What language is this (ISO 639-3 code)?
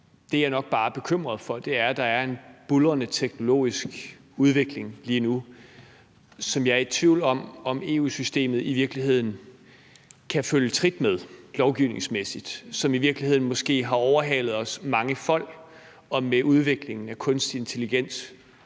dan